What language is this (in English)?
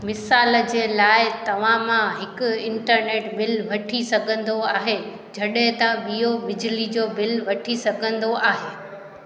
Sindhi